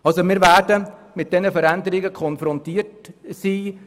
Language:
Swiss German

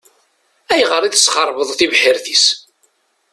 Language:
Kabyle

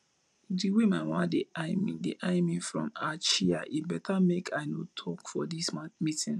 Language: Nigerian Pidgin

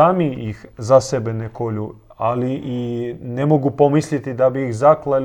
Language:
Croatian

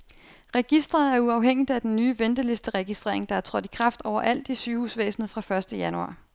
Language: Danish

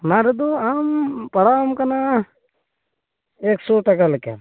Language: Santali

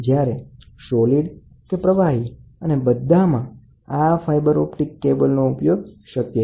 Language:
Gujarati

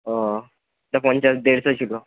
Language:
Bangla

